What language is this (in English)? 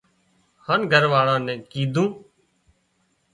Wadiyara Koli